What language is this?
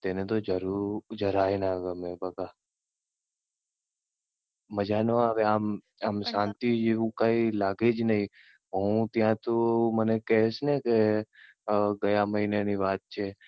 Gujarati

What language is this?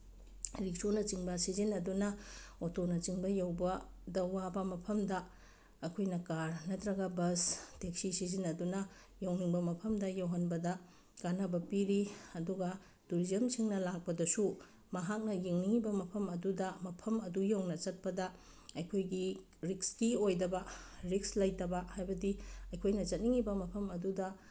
Manipuri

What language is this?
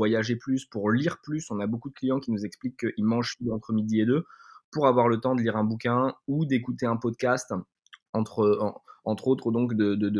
French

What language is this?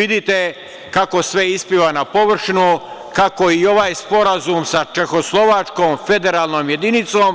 Serbian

